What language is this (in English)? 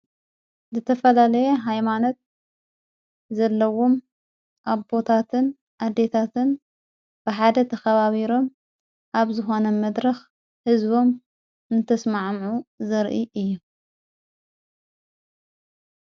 Tigrinya